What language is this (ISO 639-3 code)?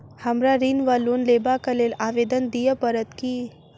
mai